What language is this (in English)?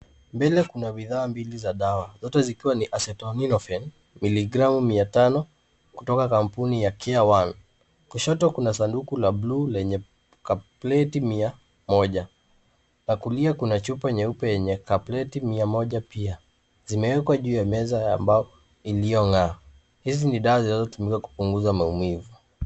Swahili